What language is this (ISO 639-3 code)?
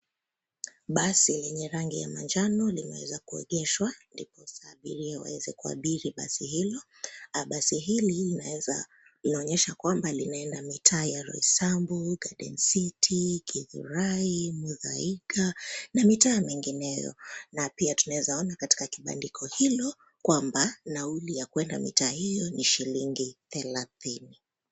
swa